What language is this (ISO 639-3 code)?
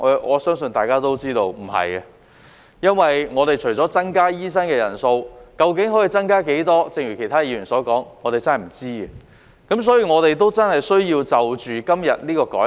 yue